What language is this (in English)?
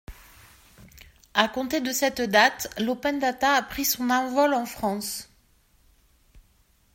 French